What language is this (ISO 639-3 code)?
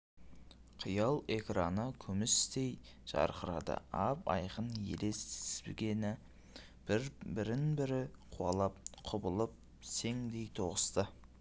kaz